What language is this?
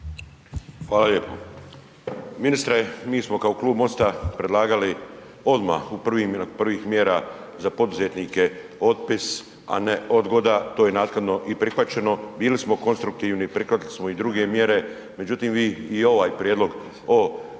Croatian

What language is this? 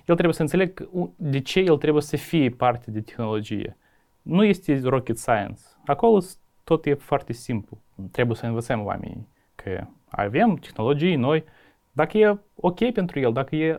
Romanian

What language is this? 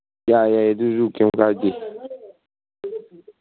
Manipuri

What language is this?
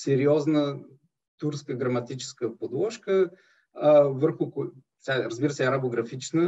Bulgarian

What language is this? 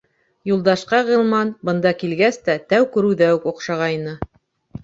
Bashkir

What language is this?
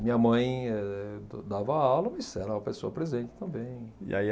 Portuguese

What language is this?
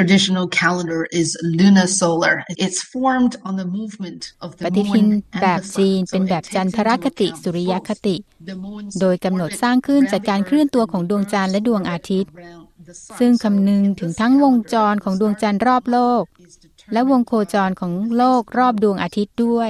Thai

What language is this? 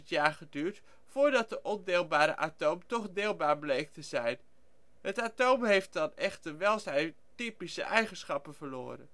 Dutch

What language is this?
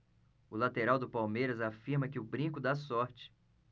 Portuguese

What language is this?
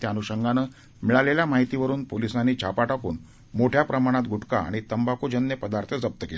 Marathi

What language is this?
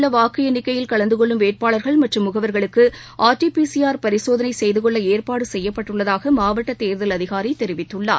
Tamil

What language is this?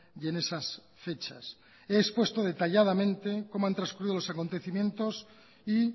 Spanish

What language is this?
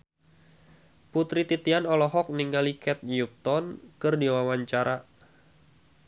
Sundanese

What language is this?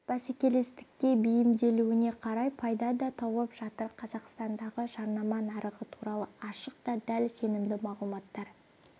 Kazakh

